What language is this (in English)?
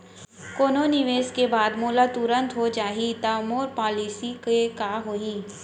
Chhattisgarhi